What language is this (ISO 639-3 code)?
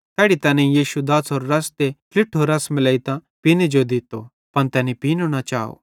bhd